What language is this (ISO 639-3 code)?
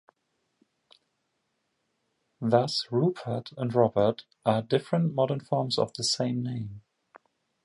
eng